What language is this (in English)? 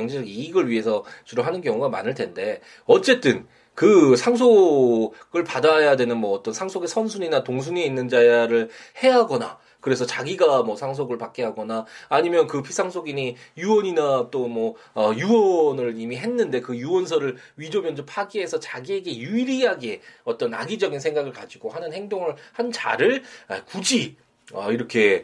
Korean